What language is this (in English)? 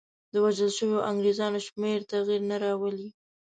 Pashto